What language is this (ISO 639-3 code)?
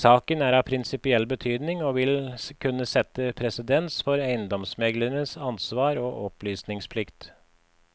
nor